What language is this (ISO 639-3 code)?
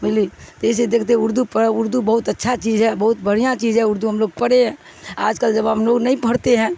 urd